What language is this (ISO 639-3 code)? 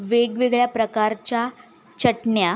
mar